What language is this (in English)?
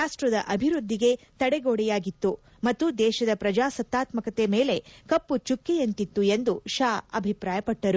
Kannada